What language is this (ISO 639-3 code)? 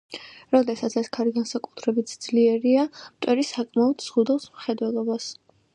kat